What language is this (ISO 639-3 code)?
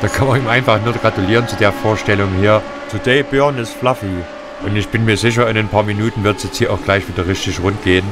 deu